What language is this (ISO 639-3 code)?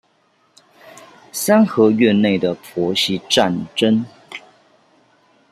zho